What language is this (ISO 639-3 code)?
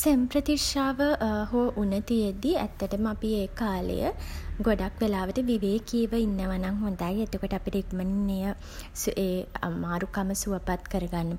sin